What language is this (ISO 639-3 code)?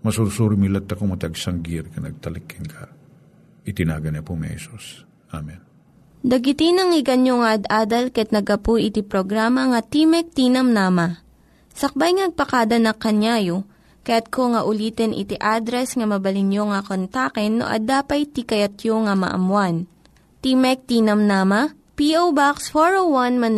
fil